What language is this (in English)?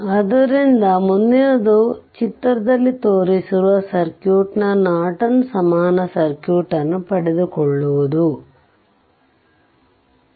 Kannada